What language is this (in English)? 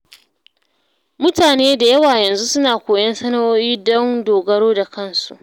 Hausa